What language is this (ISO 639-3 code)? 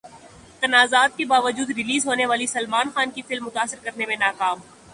urd